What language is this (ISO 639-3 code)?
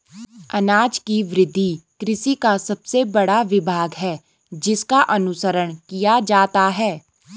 hin